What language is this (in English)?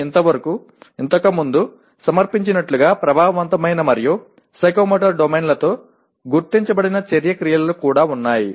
Telugu